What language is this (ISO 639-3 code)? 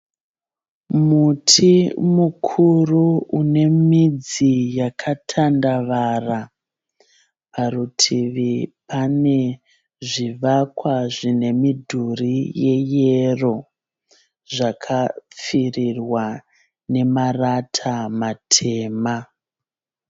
sna